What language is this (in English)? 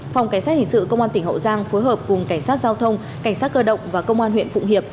Vietnamese